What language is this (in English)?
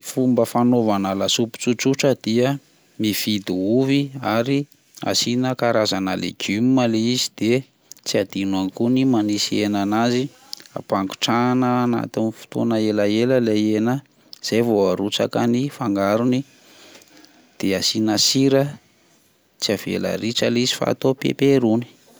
Malagasy